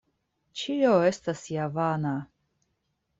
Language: Esperanto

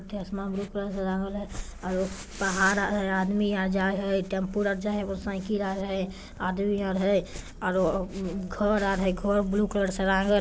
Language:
Magahi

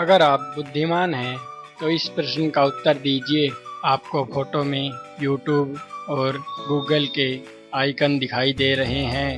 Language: Hindi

